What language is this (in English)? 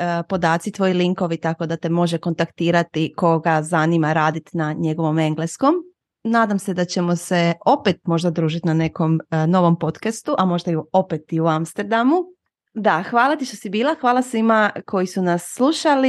Croatian